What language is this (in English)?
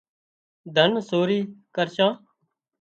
Wadiyara Koli